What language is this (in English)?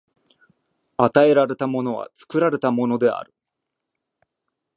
Japanese